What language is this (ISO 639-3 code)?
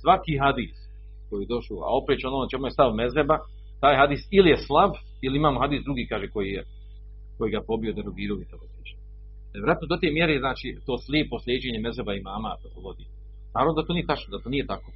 hrv